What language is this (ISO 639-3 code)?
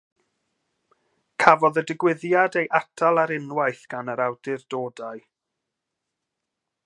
cym